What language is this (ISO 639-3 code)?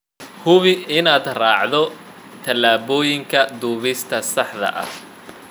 som